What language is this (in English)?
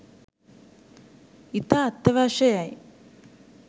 Sinhala